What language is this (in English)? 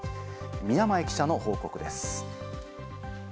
Japanese